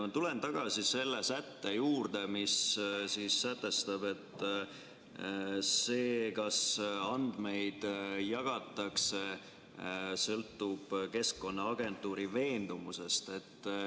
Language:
Estonian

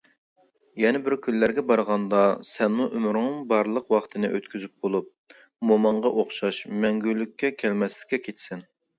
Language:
Uyghur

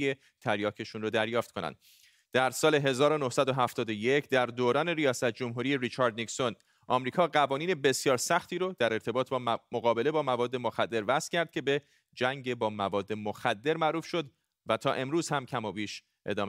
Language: Persian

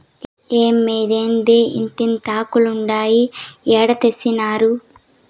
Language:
Telugu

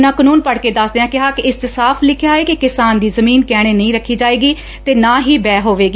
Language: Punjabi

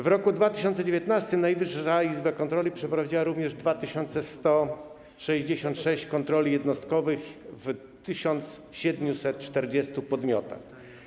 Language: Polish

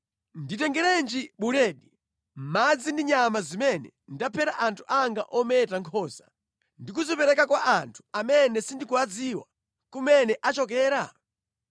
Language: Nyanja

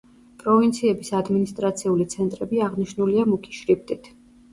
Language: Georgian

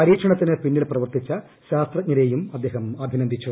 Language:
Malayalam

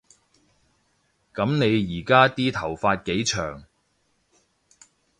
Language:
Cantonese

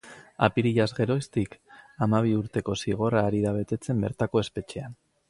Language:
Basque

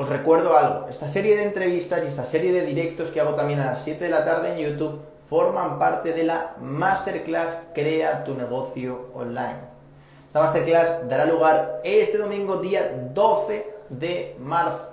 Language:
Spanish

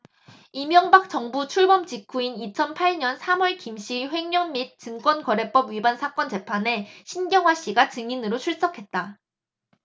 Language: Korean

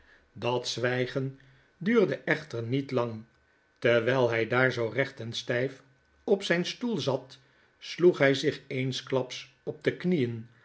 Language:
Dutch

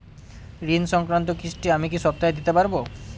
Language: Bangla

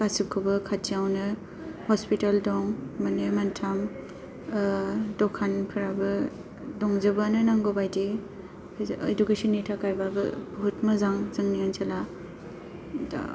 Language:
Bodo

